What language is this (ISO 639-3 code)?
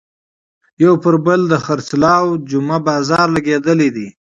pus